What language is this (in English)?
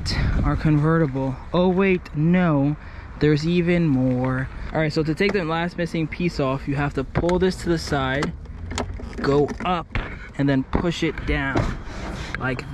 English